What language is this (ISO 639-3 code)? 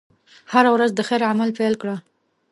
pus